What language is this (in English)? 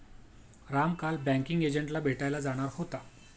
Marathi